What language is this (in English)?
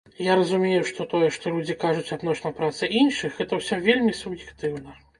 Belarusian